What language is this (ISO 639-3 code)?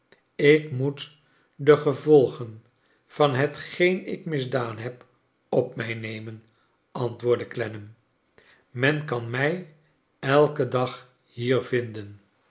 nld